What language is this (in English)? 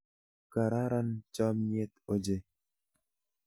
Kalenjin